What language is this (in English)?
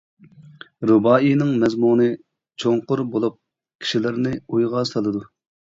Uyghur